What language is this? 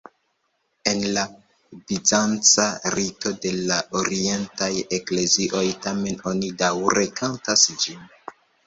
Esperanto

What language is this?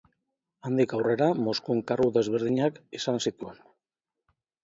Basque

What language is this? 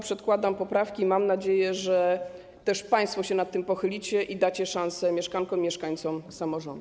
Polish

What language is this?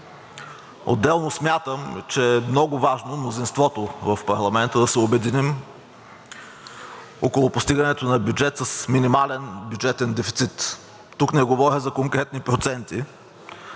Bulgarian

